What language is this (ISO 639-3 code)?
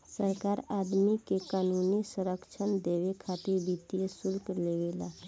bho